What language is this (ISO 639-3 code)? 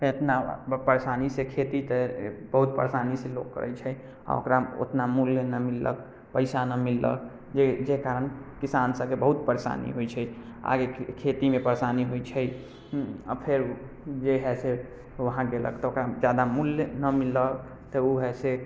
mai